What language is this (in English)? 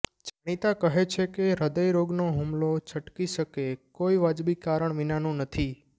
Gujarati